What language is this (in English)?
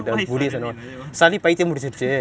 English